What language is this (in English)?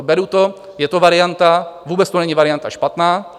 Czech